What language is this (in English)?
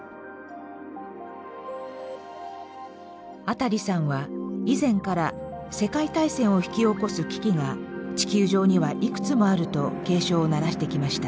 Japanese